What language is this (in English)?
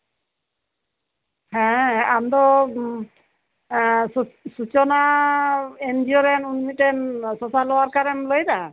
Santali